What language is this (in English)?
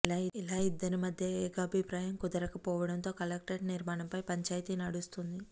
Telugu